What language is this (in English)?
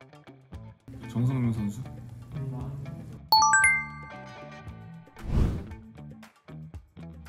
Korean